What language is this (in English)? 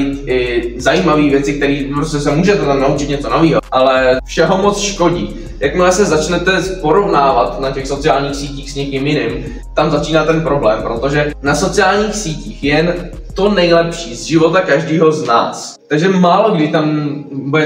Czech